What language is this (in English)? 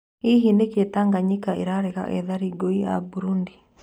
Kikuyu